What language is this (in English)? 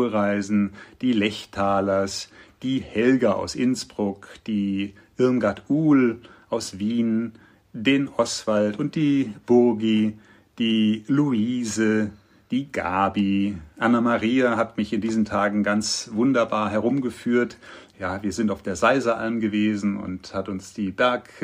German